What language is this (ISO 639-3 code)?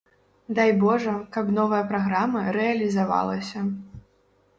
bel